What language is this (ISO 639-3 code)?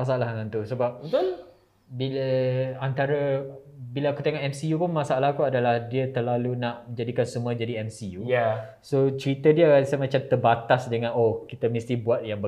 msa